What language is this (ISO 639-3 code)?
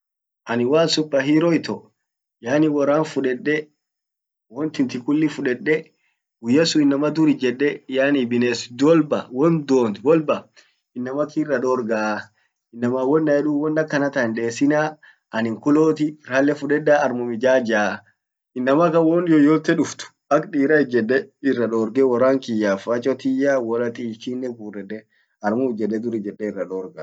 orc